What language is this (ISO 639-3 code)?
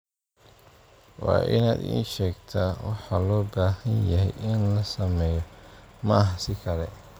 som